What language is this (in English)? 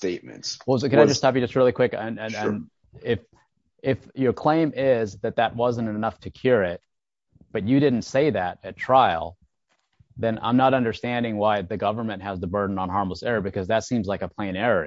English